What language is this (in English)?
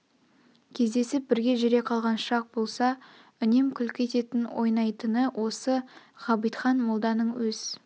Kazakh